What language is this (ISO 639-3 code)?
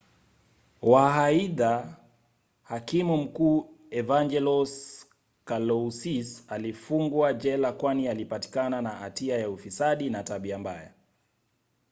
swa